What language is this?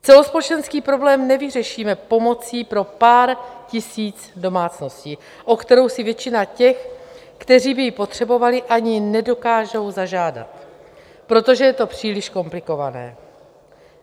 Czech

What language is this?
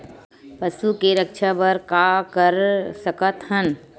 Chhattisgarhi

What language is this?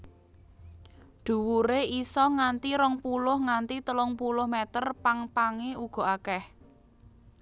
Javanese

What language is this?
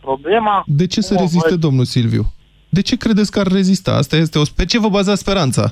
Romanian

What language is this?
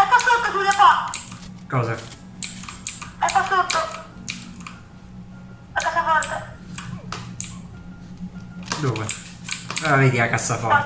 Italian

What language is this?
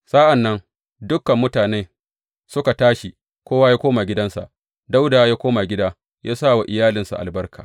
Hausa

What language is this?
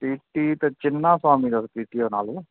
Sindhi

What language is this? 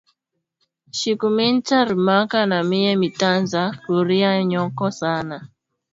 Swahili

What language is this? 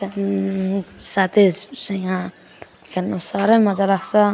Nepali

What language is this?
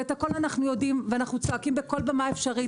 Hebrew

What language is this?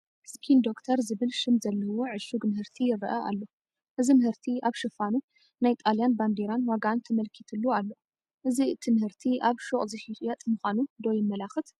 Tigrinya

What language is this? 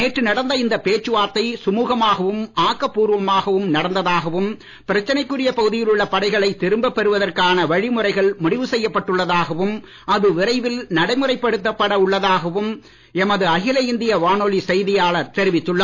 Tamil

